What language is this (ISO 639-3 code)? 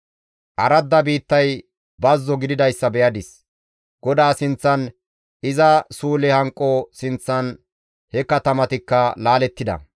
gmv